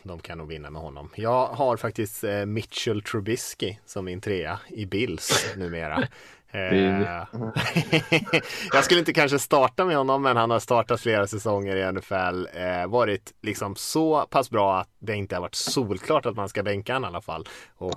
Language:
Swedish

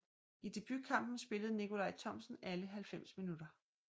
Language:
Danish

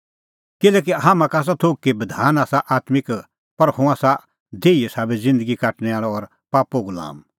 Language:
Kullu Pahari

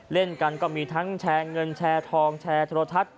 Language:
Thai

